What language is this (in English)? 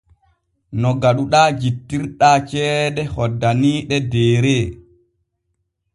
Borgu Fulfulde